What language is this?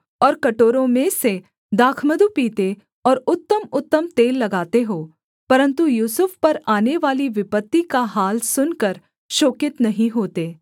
Hindi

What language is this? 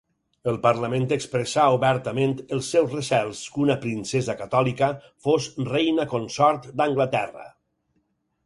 Catalan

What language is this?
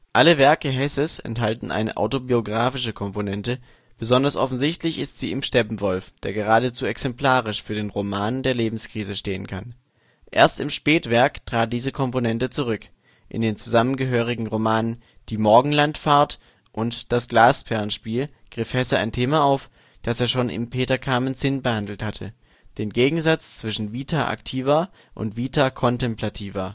German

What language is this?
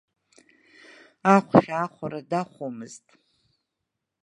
Abkhazian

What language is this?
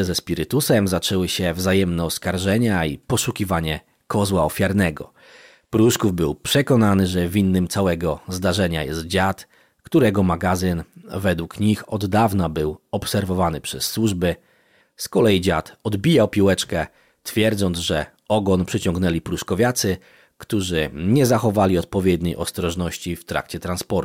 Polish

